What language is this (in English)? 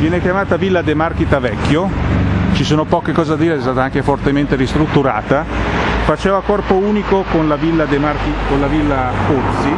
Italian